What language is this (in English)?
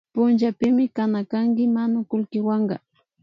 Imbabura Highland Quichua